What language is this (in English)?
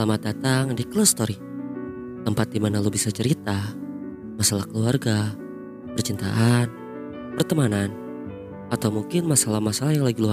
Indonesian